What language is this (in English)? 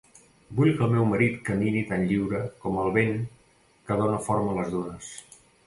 Catalan